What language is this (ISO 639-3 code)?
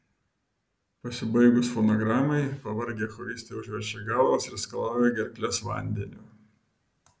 lit